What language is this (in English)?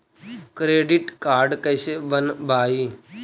Magahi